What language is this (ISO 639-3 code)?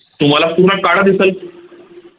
mar